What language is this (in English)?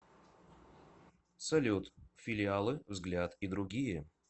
Russian